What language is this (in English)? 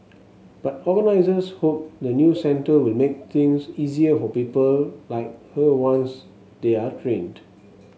English